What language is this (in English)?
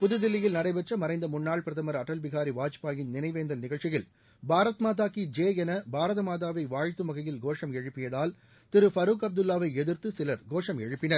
Tamil